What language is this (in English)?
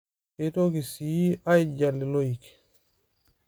Masai